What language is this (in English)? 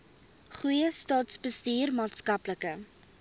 Afrikaans